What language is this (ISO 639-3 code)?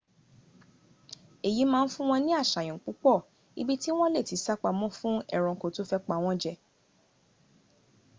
yor